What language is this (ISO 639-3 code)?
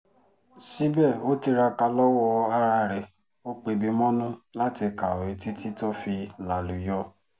yor